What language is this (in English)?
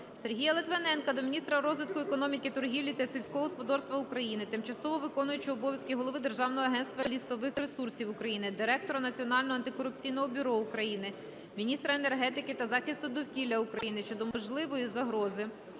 Ukrainian